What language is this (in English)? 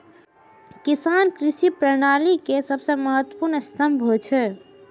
Maithili